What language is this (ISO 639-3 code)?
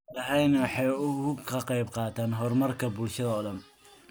som